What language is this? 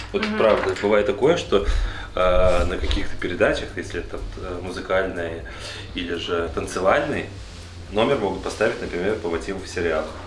Russian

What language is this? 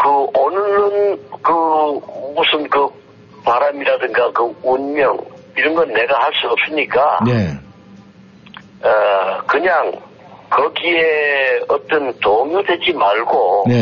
Korean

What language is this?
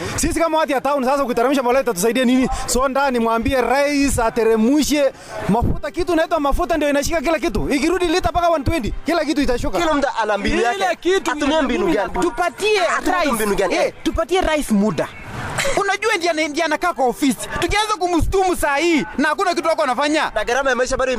Swahili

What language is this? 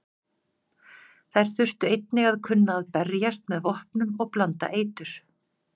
Icelandic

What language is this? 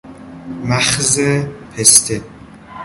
Persian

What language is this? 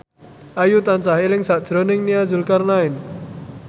Javanese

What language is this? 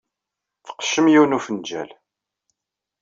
Kabyle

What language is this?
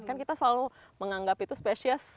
Indonesian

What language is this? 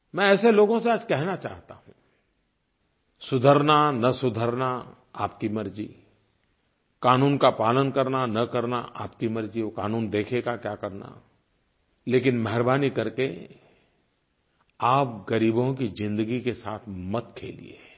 Hindi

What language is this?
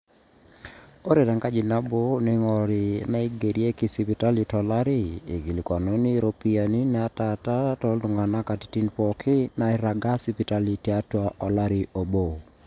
Masai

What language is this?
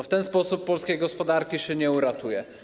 Polish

